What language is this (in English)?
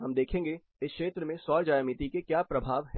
Hindi